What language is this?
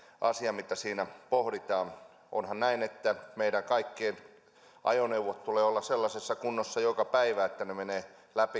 Finnish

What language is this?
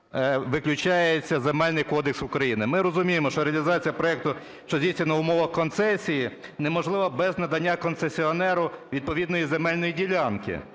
Ukrainian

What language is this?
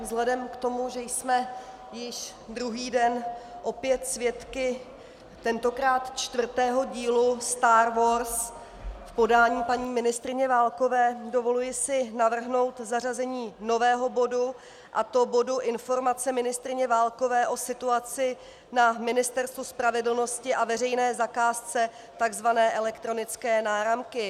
Czech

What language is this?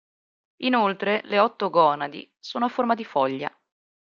Italian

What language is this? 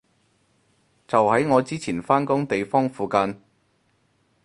Cantonese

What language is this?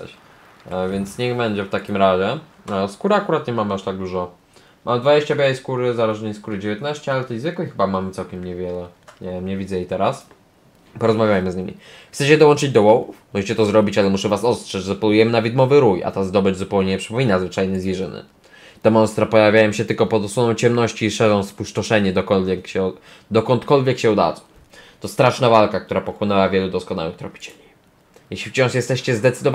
Polish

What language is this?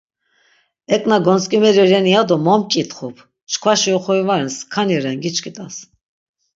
Laz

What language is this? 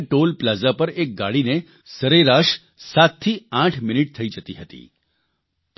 Gujarati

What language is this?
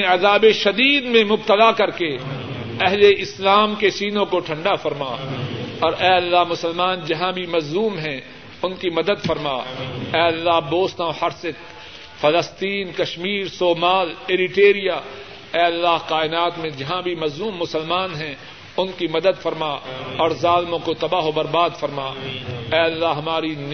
Urdu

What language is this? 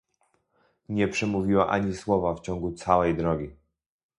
Polish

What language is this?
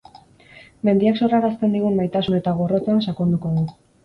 Basque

